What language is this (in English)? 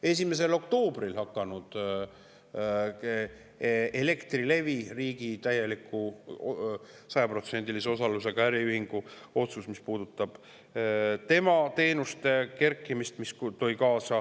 Estonian